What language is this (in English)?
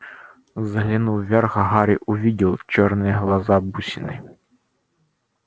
Russian